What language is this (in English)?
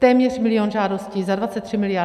Czech